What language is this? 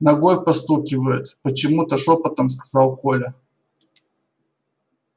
Russian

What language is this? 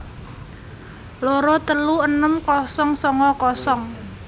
Javanese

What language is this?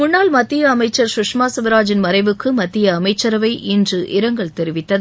Tamil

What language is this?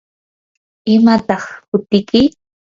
Yanahuanca Pasco Quechua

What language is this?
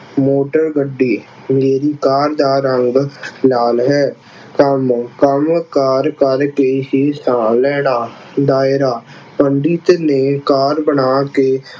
Punjabi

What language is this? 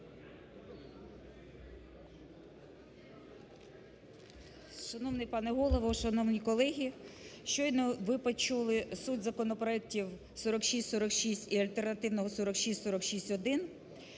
Ukrainian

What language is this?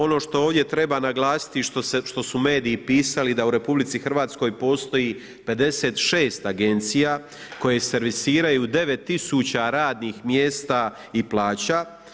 Croatian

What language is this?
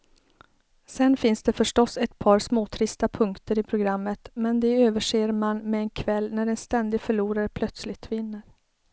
Swedish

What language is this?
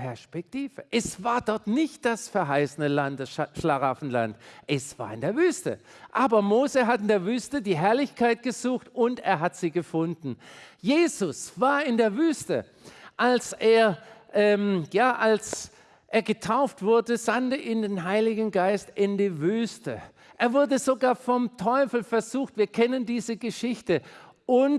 German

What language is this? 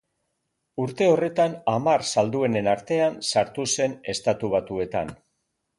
Basque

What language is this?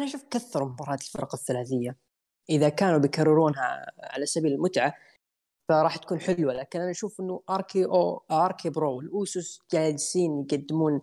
Arabic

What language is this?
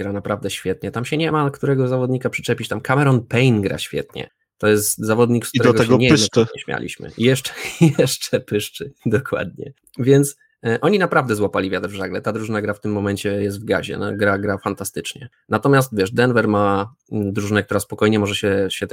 Polish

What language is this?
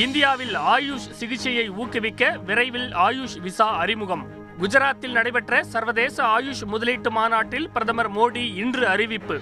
Tamil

